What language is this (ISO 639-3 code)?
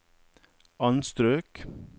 nor